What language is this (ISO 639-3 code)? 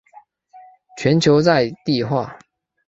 zho